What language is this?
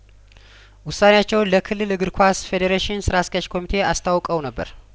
Amharic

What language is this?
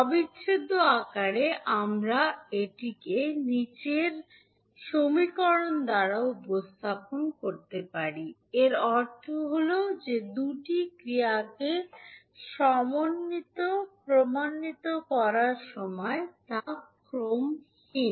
Bangla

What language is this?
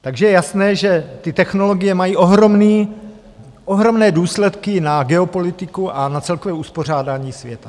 Czech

